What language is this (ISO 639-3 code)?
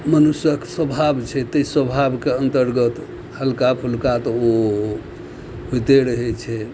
mai